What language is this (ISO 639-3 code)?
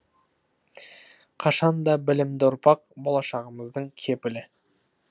kaz